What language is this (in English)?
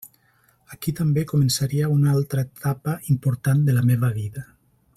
Catalan